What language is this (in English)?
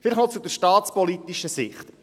Swiss German